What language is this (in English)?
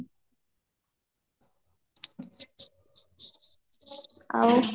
Odia